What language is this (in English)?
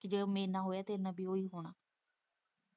Punjabi